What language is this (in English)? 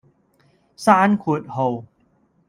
Cantonese